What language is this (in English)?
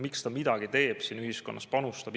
Estonian